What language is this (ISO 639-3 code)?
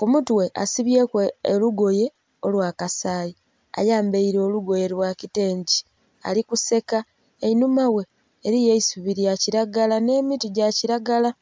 xog